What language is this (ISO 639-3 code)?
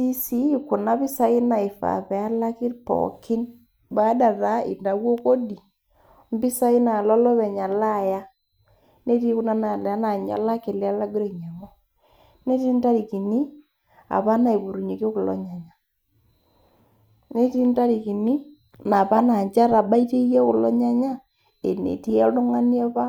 mas